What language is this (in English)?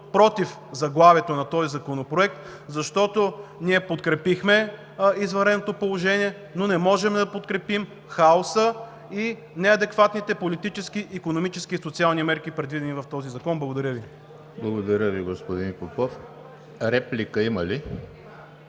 Bulgarian